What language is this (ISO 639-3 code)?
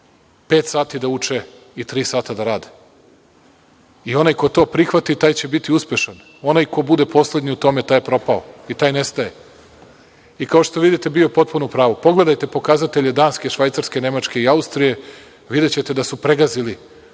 srp